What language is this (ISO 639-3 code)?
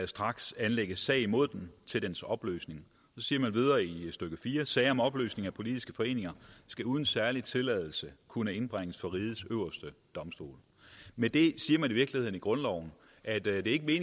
dan